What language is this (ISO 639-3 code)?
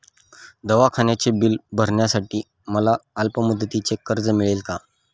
mar